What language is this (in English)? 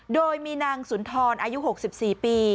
Thai